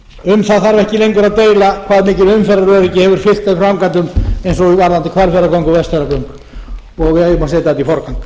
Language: Icelandic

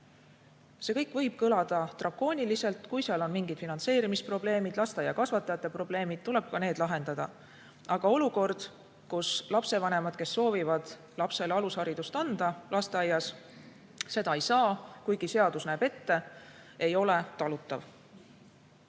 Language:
Estonian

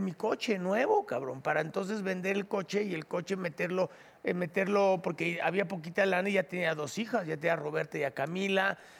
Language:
Spanish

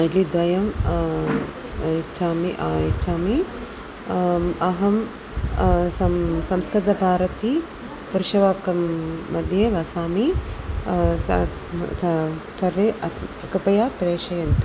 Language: Sanskrit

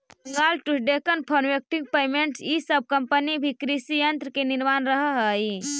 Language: Magahi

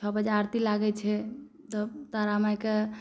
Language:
Maithili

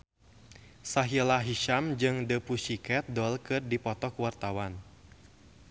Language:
Sundanese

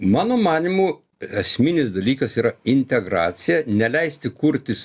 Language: Lithuanian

